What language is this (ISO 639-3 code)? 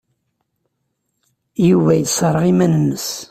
kab